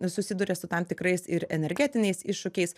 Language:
Lithuanian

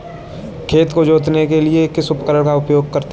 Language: Hindi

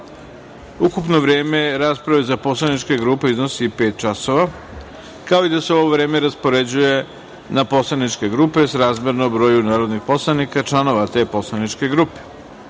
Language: Serbian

